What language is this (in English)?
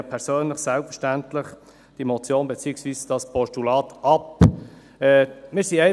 Swiss German